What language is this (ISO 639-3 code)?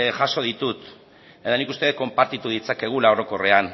eus